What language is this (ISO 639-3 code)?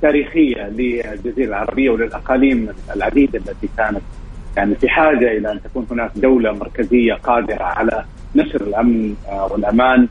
ara